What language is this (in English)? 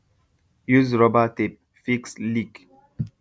Nigerian Pidgin